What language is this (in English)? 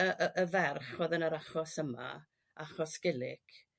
Welsh